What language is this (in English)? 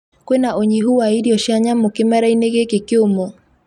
Kikuyu